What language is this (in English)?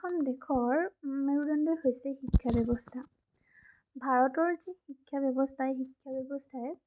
Assamese